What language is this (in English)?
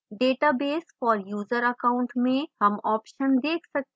Hindi